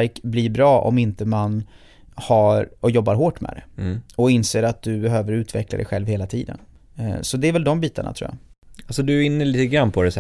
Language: Swedish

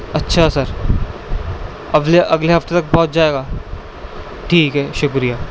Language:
Urdu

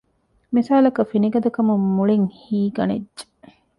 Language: Divehi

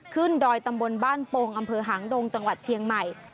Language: Thai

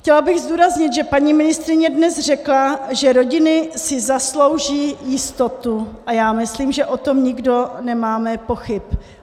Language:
Czech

